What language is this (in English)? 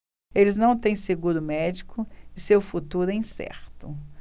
Portuguese